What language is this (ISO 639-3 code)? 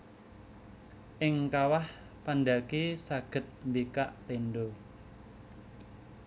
jav